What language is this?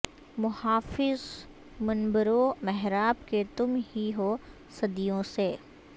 Urdu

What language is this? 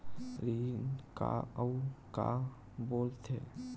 Chhattisgarhi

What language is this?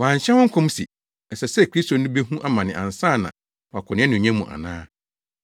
Akan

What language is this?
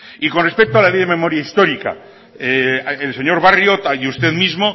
Spanish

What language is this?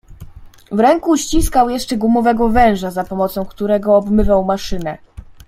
Polish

